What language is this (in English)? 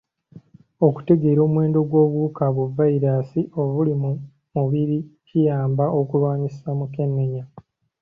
Ganda